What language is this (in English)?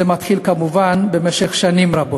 Hebrew